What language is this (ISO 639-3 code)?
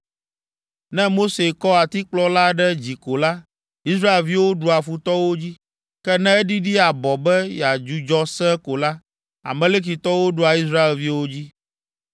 ewe